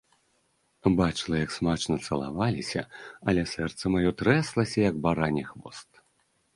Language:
Belarusian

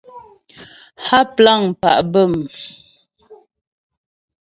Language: Ghomala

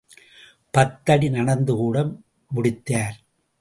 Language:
Tamil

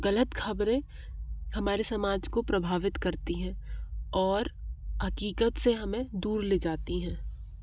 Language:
Hindi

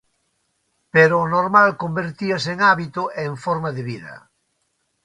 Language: Galician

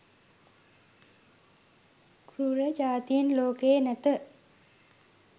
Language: Sinhala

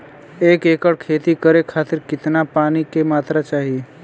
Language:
Bhojpuri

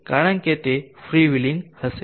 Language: Gujarati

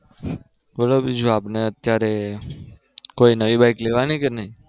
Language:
Gujarati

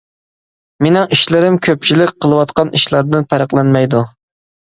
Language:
Uyghur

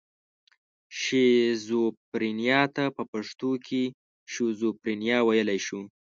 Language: Pashto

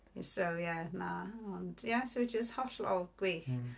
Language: Welsh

